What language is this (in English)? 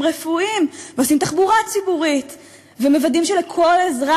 Hebrew